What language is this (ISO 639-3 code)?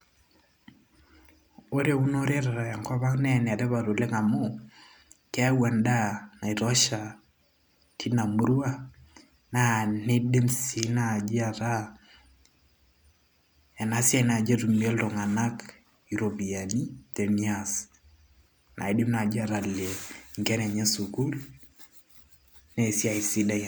mas